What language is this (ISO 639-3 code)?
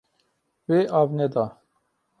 kur